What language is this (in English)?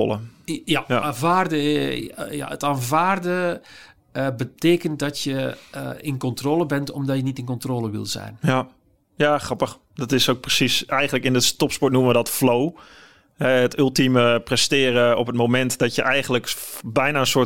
Dutch